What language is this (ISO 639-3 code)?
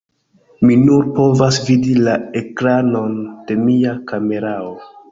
epo